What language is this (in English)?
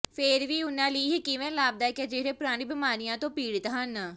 Punjabi